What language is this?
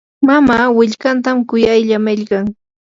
Yanahuanca Pasco Quechua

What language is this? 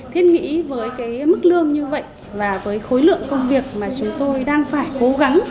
Vietnamese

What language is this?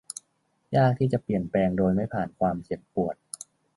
Thai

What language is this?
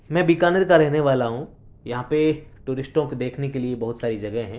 Urdu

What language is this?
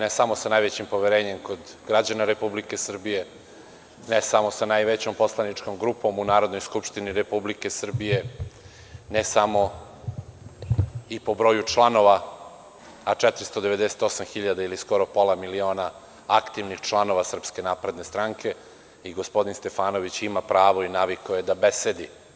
Serbian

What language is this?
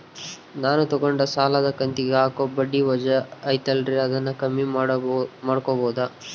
Kannada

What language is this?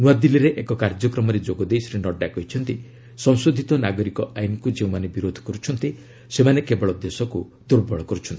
Odia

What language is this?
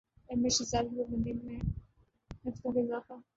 Urdu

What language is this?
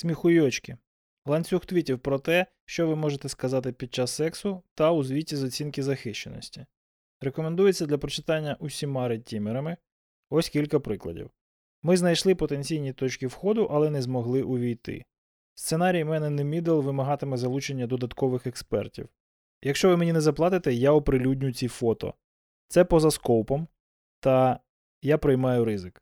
Ukrainian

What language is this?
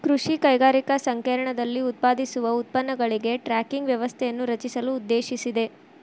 Kannada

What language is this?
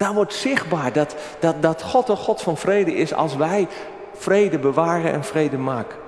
Dutch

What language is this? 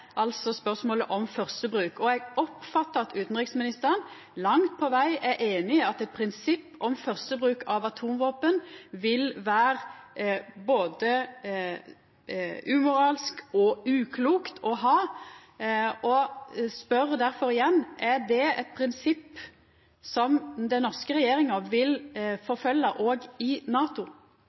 Norwegian Nynorsk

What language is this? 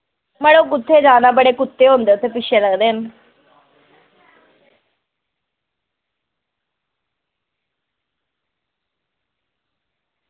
Dogri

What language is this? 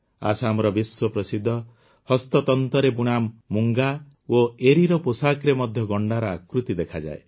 Odia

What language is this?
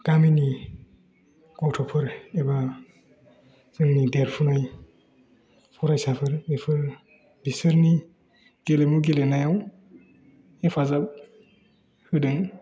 Bodo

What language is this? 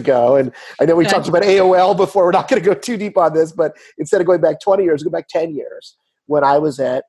English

